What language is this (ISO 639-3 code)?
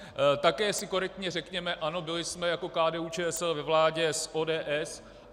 ces